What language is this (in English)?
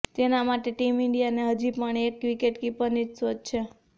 Gujarati